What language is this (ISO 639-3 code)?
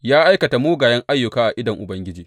hau